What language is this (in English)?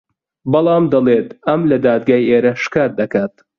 Central Kurdish